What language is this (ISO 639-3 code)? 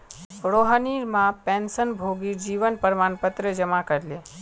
mag